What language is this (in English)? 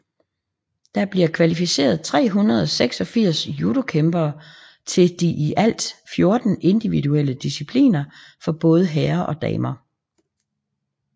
Danish